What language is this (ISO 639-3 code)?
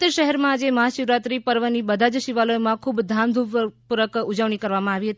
guj